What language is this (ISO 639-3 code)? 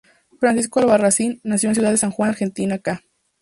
spa